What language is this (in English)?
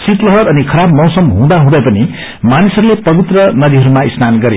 Nepali